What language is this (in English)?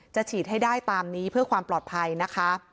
Thai